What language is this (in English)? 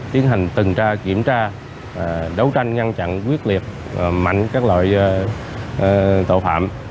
Vietnamese